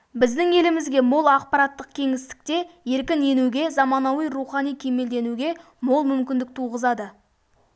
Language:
Kazakh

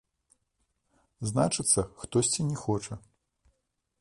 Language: Belarusian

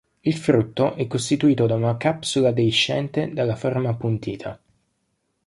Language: Italian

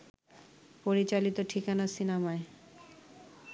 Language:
Bangla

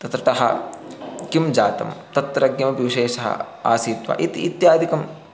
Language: Sanskrit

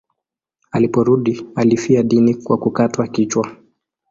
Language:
Swahili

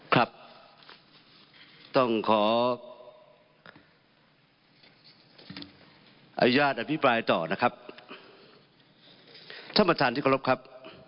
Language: Thai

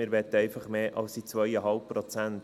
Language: Swiss German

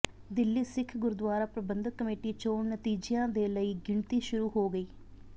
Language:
Punjabi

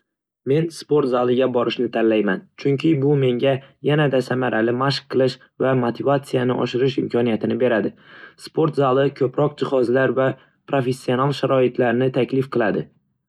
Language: Uzbek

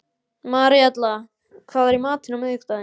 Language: Icelandic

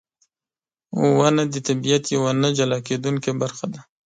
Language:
Pashto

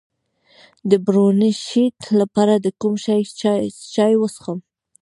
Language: Pashto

